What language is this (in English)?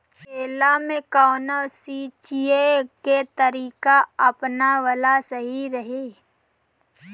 Bhojpuri